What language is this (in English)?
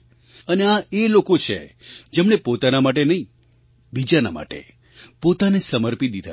Gujarati